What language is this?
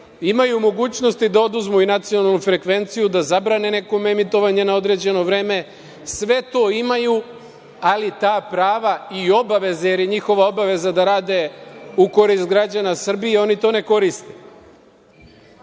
Serbian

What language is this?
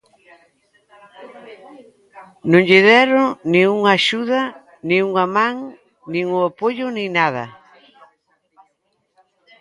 Galician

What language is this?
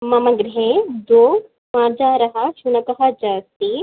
Sanskrit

